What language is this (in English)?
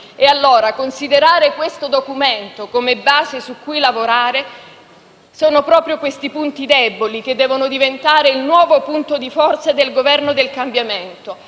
Italian